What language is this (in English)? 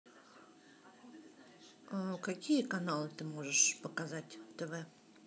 Russian